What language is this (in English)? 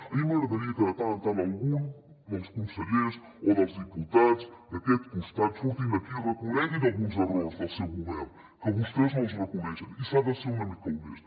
Catalan